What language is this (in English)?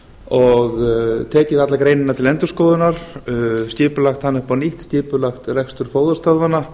Icelandic